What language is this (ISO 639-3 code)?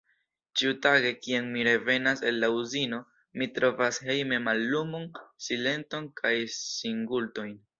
epo